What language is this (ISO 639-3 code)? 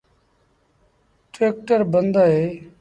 sbn